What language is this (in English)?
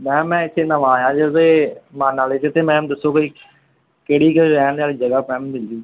Punjabi